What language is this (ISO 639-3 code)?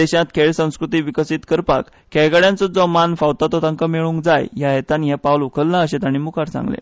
kok